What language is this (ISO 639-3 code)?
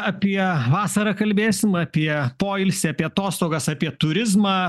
lit